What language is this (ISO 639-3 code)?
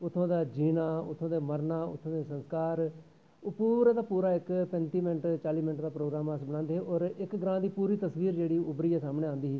doi